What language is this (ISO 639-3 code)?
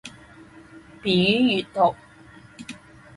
zho